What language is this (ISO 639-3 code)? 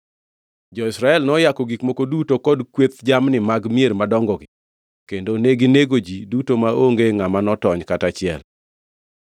luo